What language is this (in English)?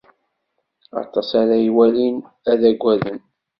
Kabyle